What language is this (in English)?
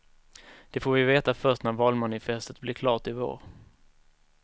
Swedish